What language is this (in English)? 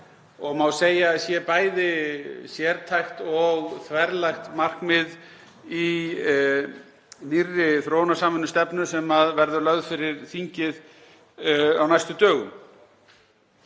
Icelandic